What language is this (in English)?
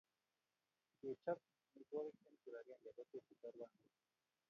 Kalenjin